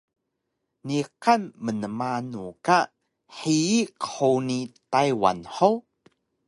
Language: Taroko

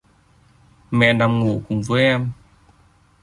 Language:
Vietnamese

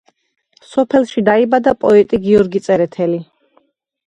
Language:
Georgian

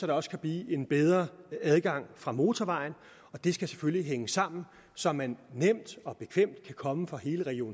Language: Danish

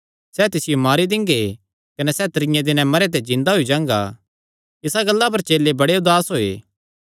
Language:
Kangri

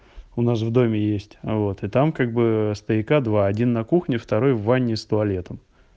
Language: Russian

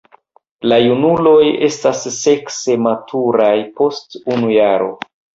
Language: Esperanto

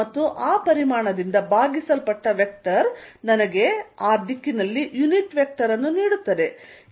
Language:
Kannada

